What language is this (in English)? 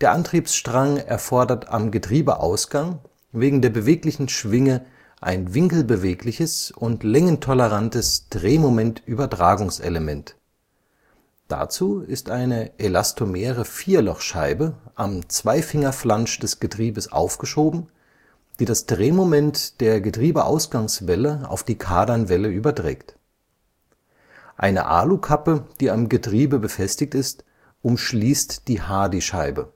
German